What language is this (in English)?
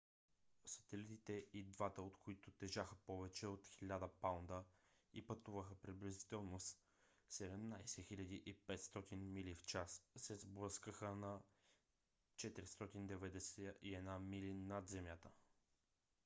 Bulgarian